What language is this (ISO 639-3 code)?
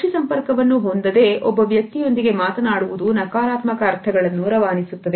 kan